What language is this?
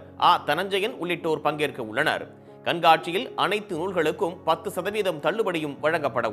Arabic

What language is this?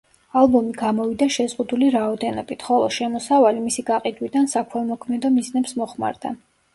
Georgian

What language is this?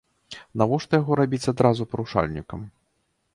Belarusian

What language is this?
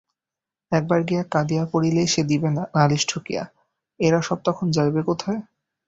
Bangla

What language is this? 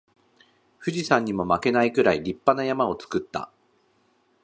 Japanese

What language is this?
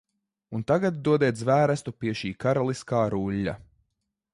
Latvian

